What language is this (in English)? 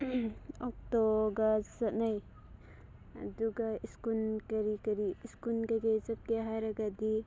Manipuri